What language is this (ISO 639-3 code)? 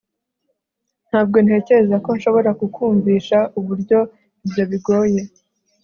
kin